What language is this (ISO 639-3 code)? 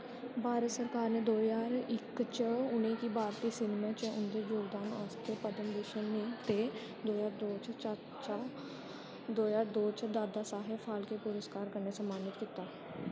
doi